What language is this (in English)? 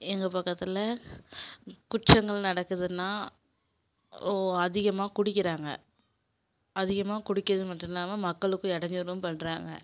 Tamil